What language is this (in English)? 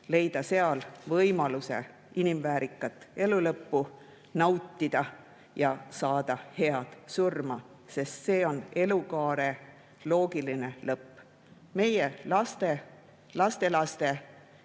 Estonian